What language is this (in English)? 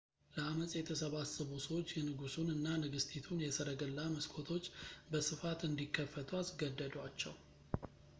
Amharic